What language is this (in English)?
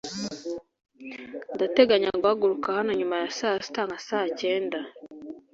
Kinyarwanda